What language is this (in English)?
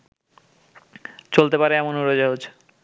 Bangla